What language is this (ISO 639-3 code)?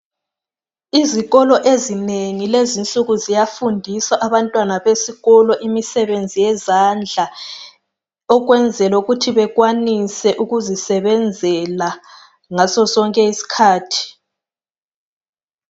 nde